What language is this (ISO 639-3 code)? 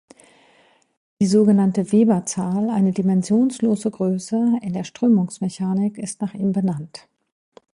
deu